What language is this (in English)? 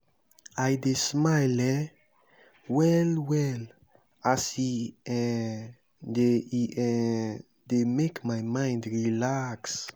Nigerian Pidgin